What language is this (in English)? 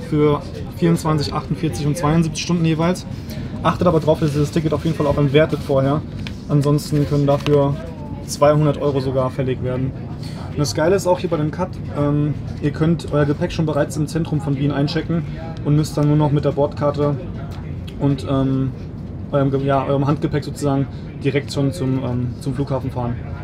German